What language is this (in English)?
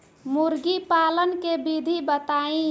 Bhojpuri